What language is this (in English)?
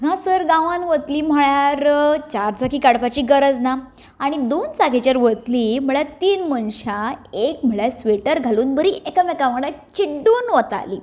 Konkani